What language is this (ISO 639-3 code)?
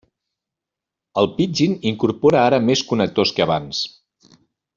cat